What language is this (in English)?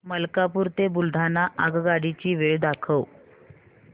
Marathi